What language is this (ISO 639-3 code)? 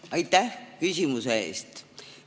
est